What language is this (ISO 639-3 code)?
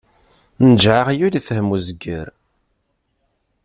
kab